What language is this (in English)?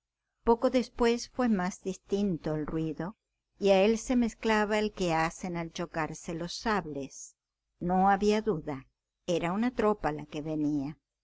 Spanish